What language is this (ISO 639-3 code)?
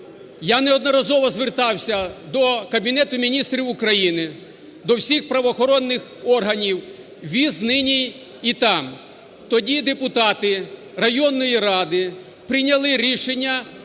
ukr